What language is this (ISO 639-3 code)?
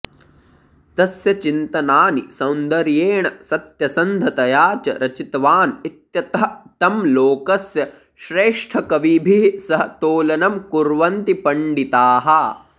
san